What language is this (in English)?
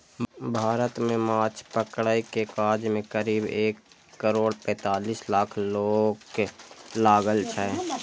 Maithili